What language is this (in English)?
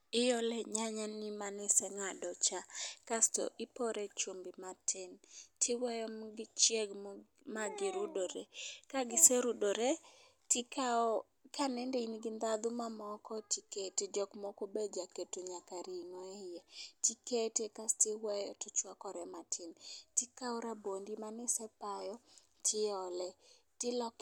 Luo (Kenya and Tanzania)